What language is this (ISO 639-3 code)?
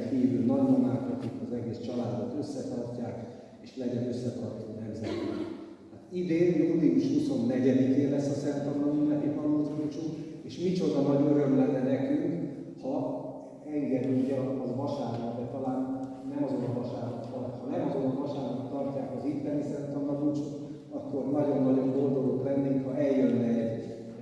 hun